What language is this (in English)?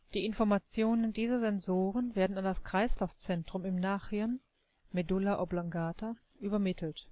German